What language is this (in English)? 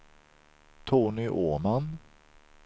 Swedish